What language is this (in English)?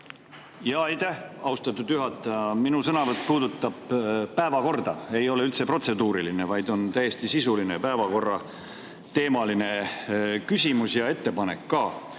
Estonian